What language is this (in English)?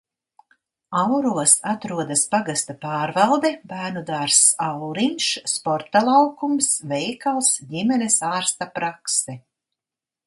Latvian